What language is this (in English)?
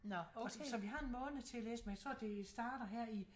Danish